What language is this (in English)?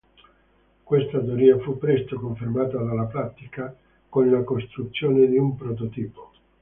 Italian